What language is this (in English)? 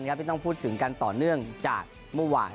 Thai